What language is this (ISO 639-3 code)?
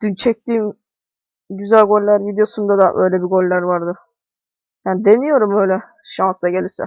tur